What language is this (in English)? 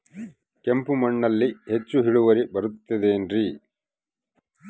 Kannada